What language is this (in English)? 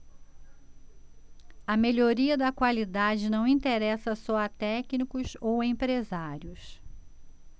Portuguese